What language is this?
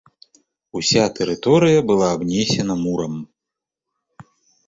Belarusian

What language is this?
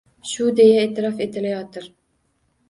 Uzbek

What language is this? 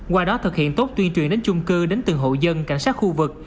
Vietnamese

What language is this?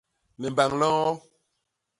Basaa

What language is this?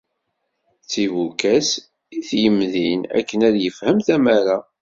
Kabyle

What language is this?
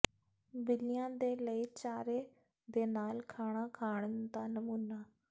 Punjabi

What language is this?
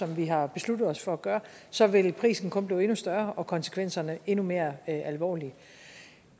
Danish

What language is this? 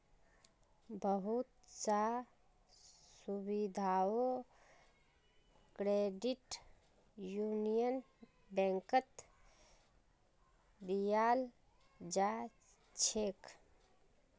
Magahi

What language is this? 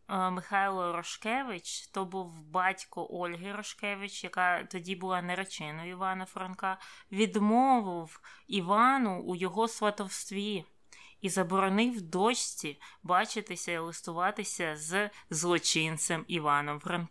Ukrainian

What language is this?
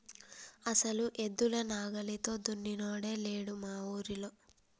Telugu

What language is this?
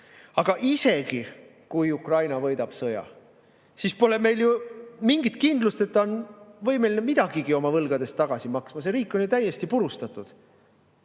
Estonian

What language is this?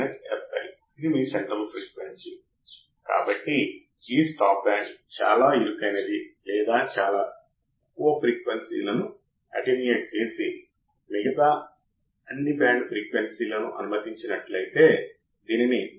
Telugu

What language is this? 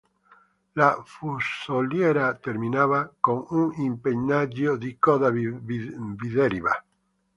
Italian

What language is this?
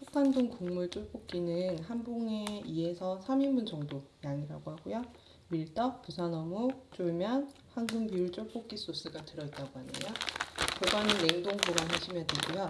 Korean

